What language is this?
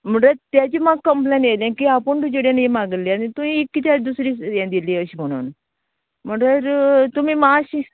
Konkani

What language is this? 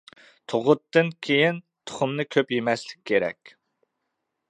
Uyghur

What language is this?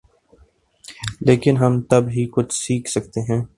Urdu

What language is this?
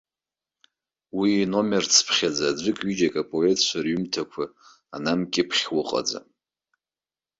Abkhazian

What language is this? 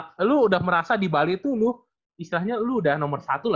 Indonesian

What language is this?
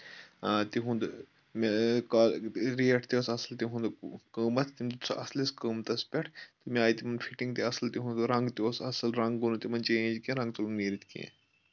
Kashmiri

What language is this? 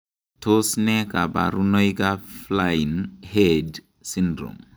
Kalenjin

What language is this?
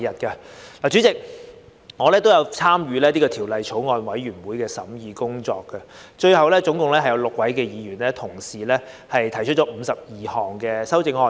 Cantonese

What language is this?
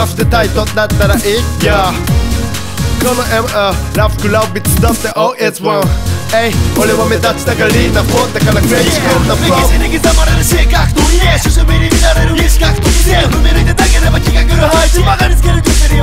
Polish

